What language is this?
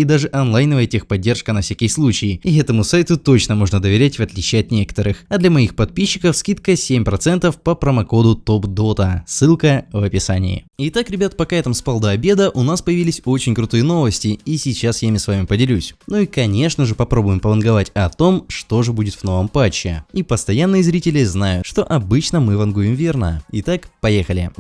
Russian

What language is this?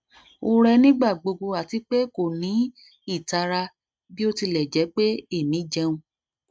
Yoruba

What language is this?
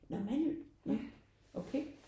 Danish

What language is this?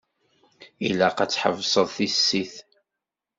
Kabyle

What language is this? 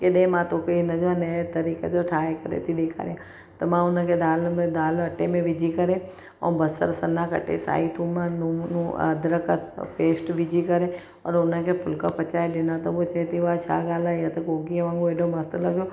Sindhi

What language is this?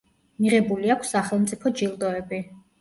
Georgian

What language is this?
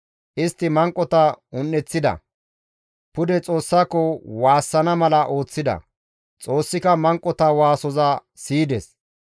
Gamo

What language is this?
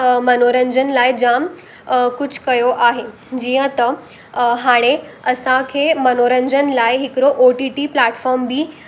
Sindhi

